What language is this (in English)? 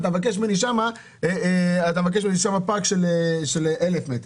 Hebrew